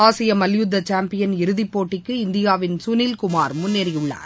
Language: Tamil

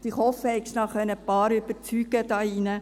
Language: Swiss German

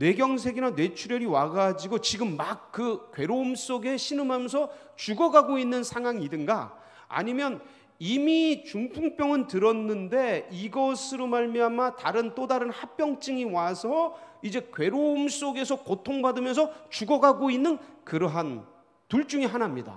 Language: Korean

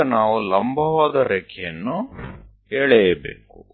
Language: Kannada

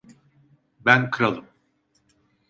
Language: Turkish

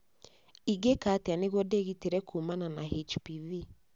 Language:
Kikuyu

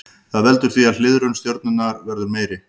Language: Icelandic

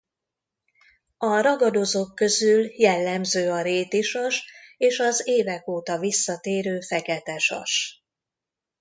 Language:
Hungarian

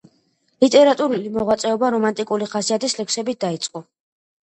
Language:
Georgian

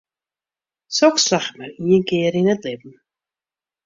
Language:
Western Frisian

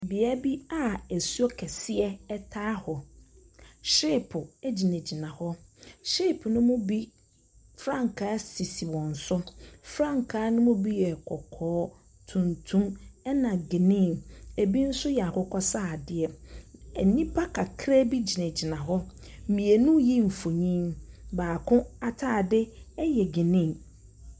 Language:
Akan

